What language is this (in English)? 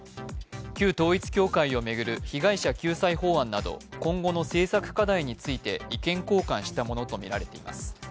Japanese